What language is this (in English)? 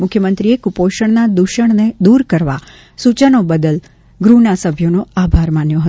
Gujarati